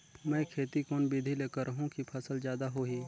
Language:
Chhattisgarhi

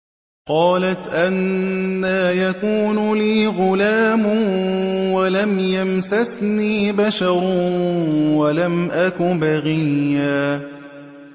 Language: Arabic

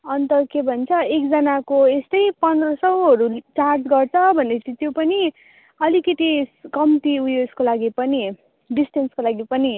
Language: Nepali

